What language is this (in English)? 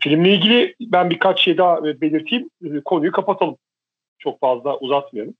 Turkish